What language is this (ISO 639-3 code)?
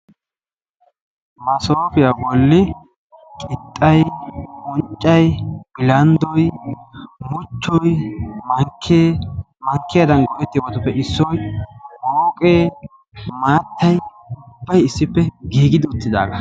wal